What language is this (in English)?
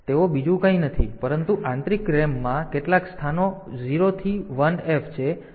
Gujarati